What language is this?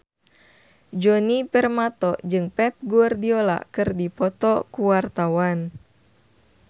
Sundanese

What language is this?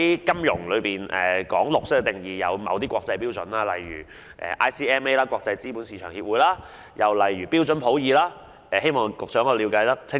Cantonese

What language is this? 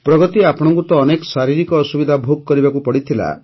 Odia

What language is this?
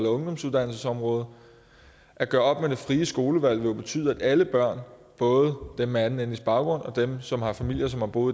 Danish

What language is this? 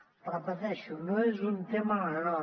Catalan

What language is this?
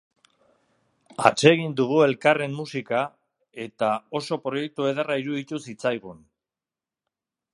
Basque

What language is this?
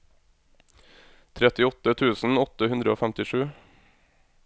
Norwegian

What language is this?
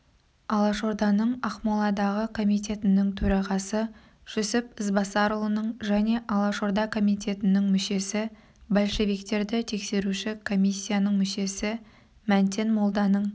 Kazakh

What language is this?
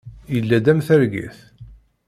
Kabyle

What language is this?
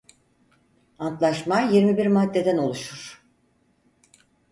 Turkish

